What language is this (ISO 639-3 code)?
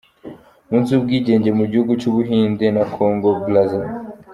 kin